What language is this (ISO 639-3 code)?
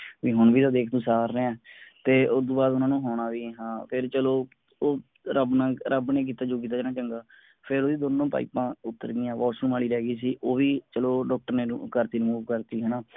pan